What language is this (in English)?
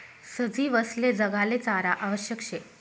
Marathi